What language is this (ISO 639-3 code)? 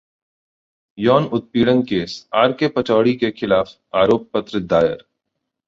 hin